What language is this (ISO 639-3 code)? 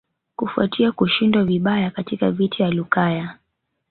swa